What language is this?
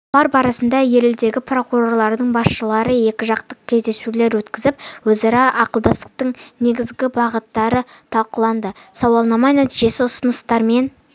Kazakh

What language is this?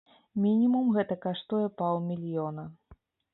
Belarusian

